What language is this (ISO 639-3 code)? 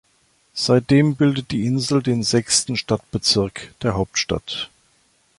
deu